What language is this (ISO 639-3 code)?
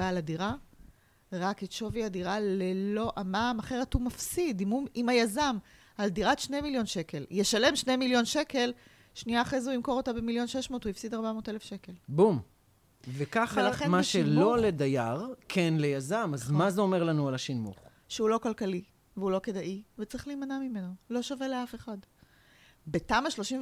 heb